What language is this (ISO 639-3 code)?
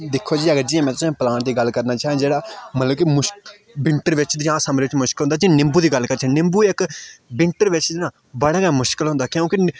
doi